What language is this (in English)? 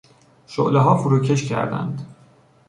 Persian